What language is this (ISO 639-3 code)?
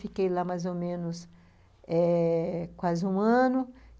por